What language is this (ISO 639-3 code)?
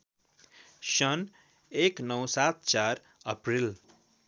nep